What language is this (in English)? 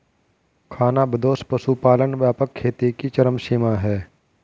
Hindi